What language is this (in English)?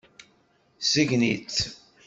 Kabyle